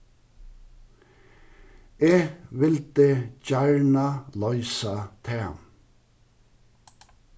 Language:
Faroese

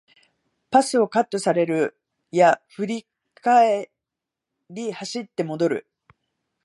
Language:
Japanese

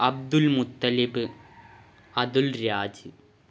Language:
Malayalam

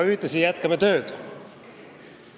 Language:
Estonian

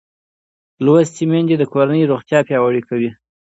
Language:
Pashto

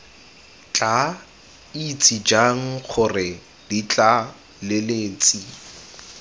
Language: Tswana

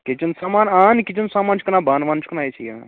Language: Kashmiri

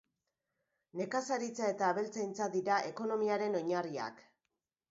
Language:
Basque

